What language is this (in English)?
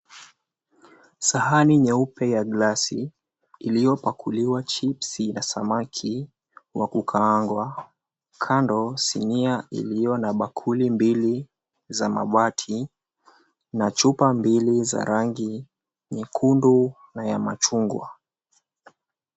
Swahili